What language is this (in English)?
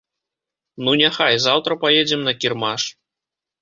Belarusian